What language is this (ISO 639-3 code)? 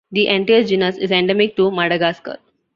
eng